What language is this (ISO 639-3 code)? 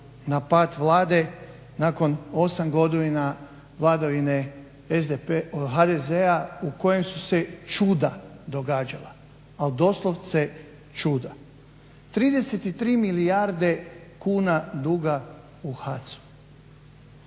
hrv